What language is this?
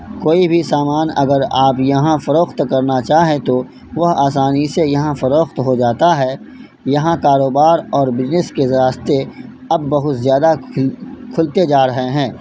Urdu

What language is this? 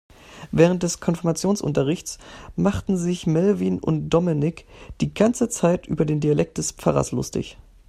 German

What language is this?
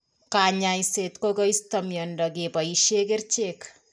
Kalenjin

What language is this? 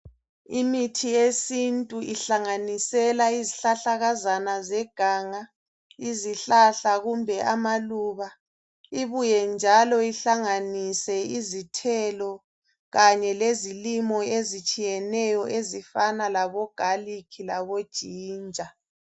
North Ndebele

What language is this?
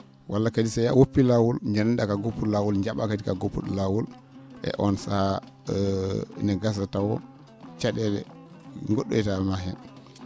Fula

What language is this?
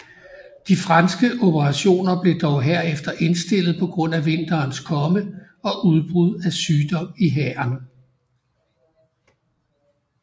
Danish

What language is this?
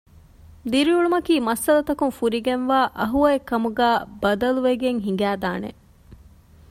Divehi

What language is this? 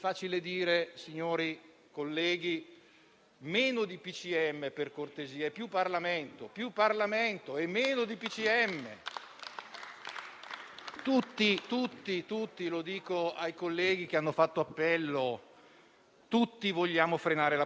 Italian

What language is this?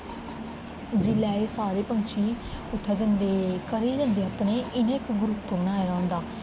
Dogri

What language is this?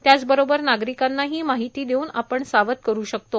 Marathi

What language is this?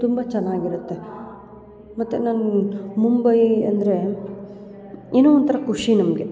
Kannada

